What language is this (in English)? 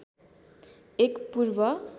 Nepali